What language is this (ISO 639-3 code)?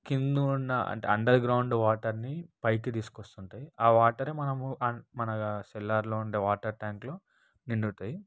tel